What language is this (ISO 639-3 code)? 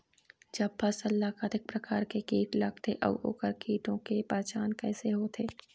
hne